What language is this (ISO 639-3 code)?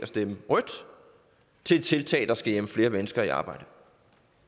dan